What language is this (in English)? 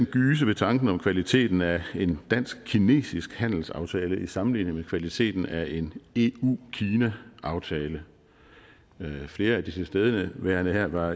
Danish